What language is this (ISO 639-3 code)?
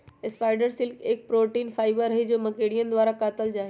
mag